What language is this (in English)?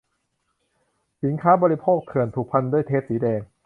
Thai